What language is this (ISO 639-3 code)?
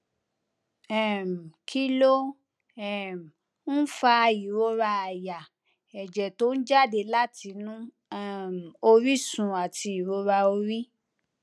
yor